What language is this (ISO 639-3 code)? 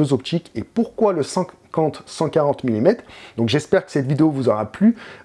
fra